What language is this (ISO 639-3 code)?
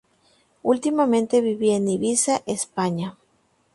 spa